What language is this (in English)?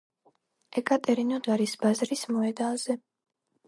Georgian